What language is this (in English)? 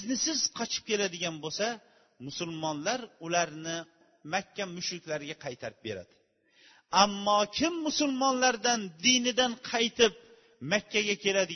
Bulgarian